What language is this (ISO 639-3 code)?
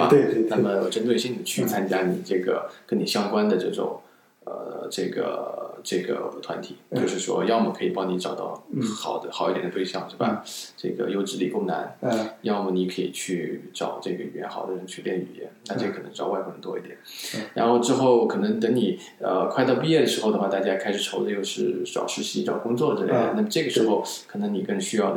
zho